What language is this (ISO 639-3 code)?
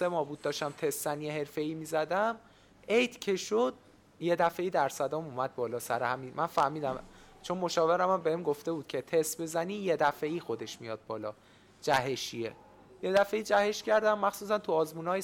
fas